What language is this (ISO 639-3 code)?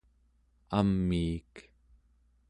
esu